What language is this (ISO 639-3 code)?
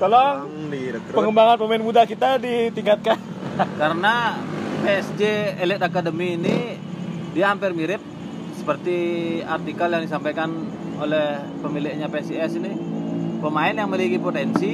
ind